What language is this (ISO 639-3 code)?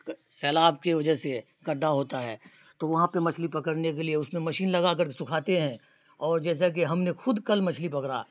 urd